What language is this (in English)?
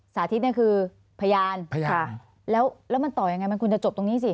Thai